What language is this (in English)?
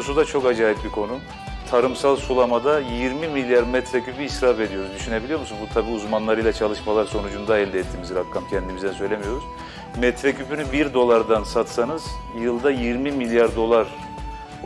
Turkish